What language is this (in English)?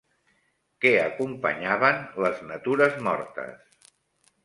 Catalan